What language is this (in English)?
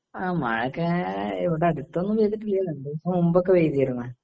Malayalam